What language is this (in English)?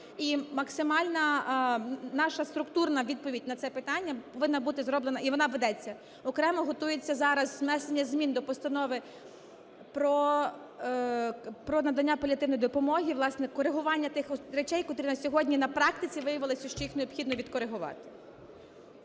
Ukrainian